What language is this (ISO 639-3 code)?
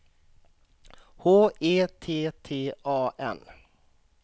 swe